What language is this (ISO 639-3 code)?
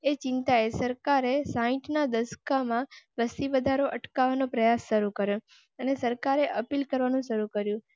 guj